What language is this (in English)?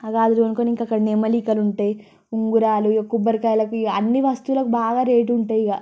Telugu